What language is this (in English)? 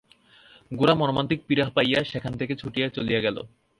Bangla